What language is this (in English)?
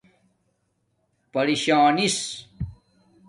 Domaaki